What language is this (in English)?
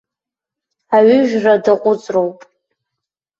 Abkhazian